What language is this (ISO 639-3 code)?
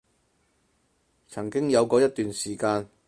yue